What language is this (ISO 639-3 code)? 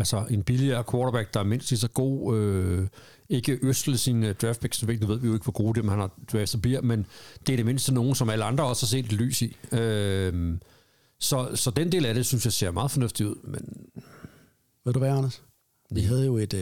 dan